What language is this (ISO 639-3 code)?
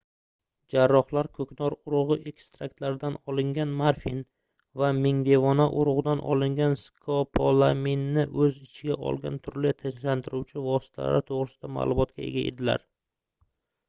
uzb